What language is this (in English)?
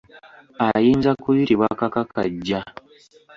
Ganda